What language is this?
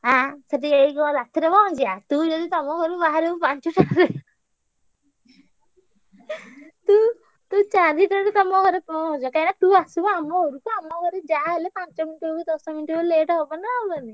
Odia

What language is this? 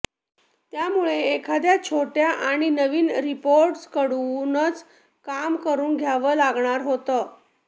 Marathi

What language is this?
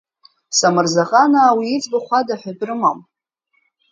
Abkhazian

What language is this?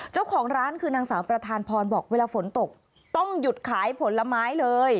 Thai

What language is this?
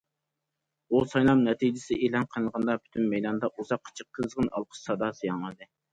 Uyghur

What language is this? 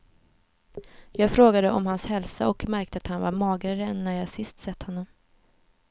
Swedish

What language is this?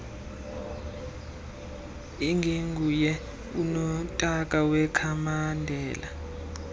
Xhosa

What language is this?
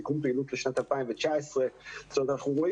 Hebrew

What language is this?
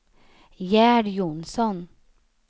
Swedish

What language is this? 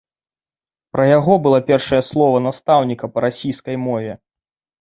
Belarusian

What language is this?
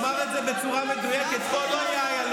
Hebrew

